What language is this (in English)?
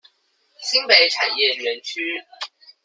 Chinese